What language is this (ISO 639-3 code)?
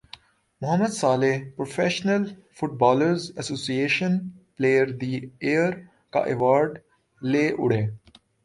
urd